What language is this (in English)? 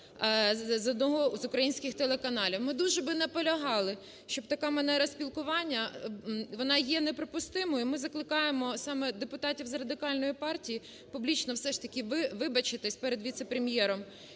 Ukrainian